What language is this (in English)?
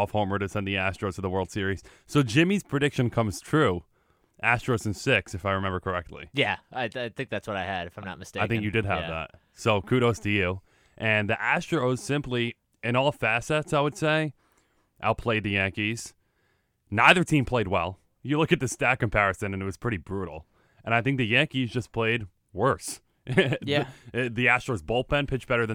English